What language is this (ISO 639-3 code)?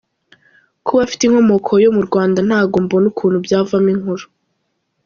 kin